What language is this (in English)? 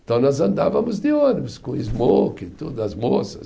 Portuguese